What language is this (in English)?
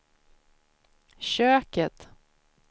Swedish